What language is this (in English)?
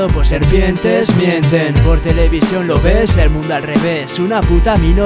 Spanish